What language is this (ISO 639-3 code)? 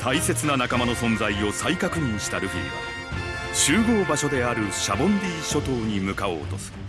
jpn